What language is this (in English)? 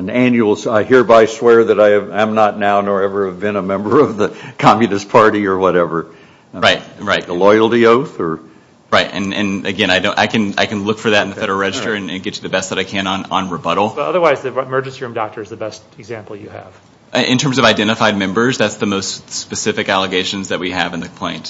English